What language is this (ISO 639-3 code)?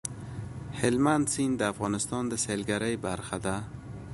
pus